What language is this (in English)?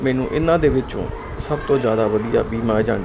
Punjabi